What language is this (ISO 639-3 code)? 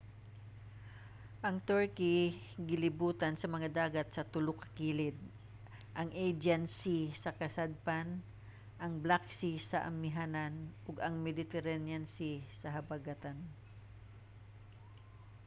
ceb